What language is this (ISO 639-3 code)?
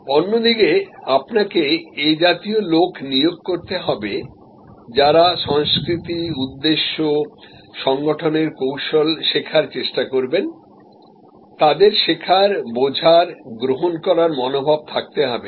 ben